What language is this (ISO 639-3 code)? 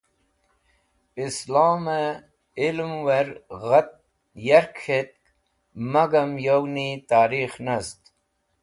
wbl